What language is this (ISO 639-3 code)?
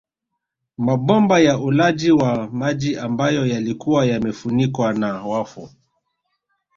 swa